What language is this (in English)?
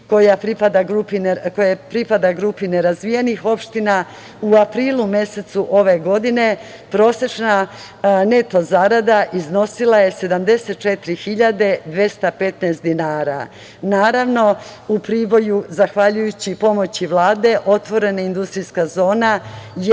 Serbian